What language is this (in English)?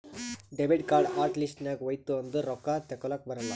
Kannada